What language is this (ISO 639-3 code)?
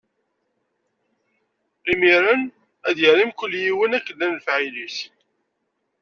kab